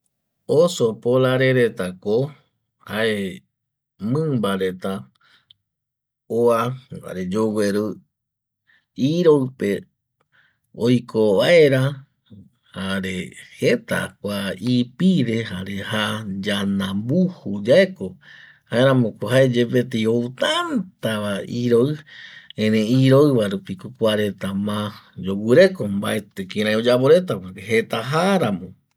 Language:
Eastern Bolivian Guaraní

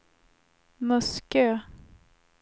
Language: Swedish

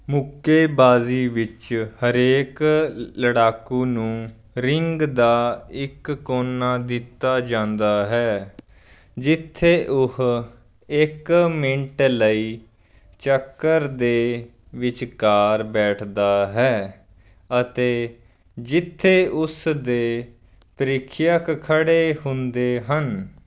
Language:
Punjabi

